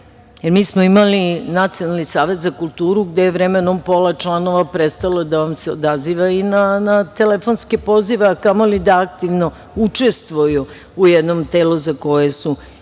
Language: Serbian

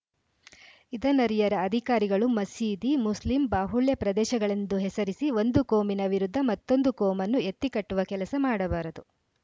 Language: Kannada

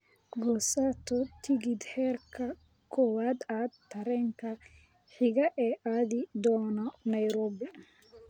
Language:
Somali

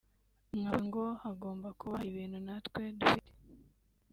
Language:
Kinyarwanda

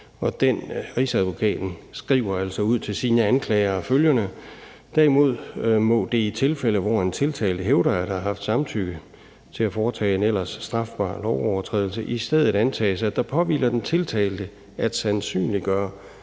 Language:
Danish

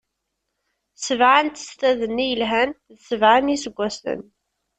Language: Kabyle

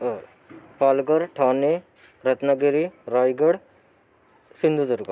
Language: Marathi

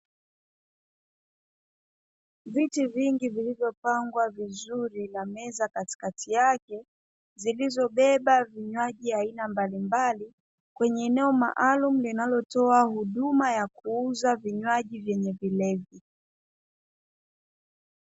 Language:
Swahili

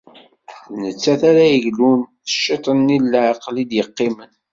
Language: Kabyle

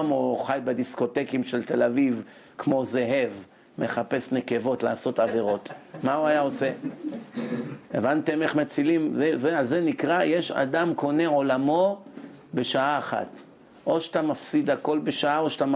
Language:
Hebrew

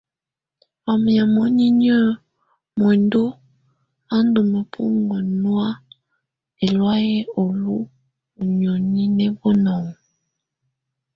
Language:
Tunen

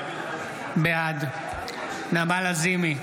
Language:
Hebrew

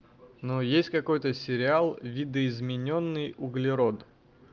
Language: Russian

